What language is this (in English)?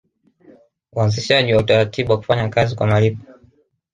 Swahili